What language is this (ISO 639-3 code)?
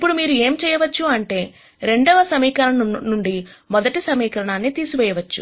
tel